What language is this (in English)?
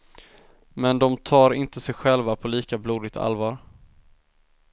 Swedish